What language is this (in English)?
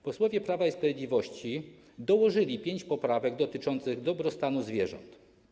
Polish